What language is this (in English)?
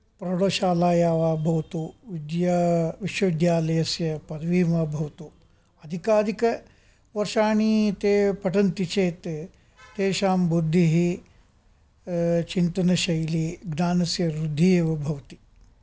Sanskrit